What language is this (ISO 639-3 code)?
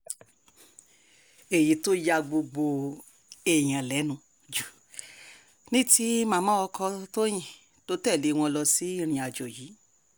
yor